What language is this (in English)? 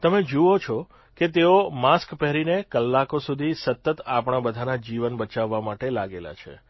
Gujarati